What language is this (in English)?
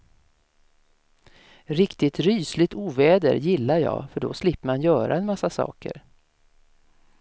Swedish